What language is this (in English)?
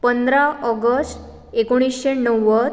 Konkani